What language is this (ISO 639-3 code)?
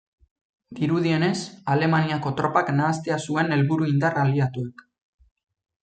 eus